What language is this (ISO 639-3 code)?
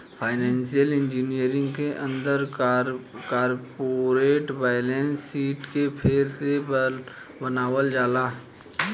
bho